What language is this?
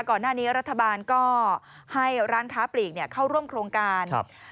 Thai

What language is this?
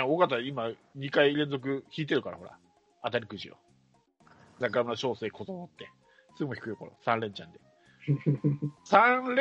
Japanese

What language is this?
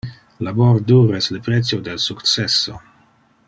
Interlingua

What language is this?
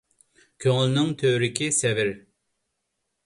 Uyghur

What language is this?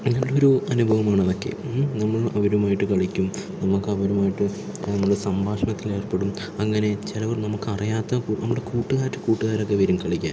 Malayalam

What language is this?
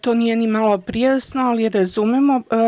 Serbian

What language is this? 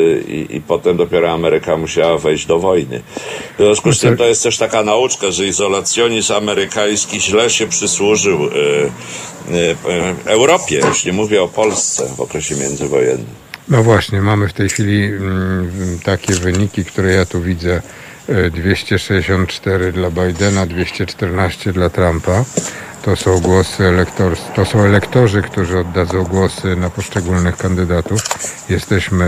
Polish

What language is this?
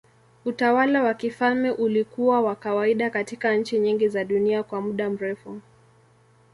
Swahili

